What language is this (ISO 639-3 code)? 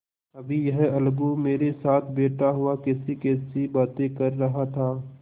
hin